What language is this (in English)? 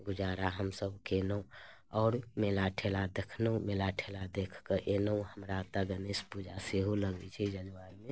Maithili